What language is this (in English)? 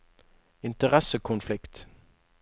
Norwegian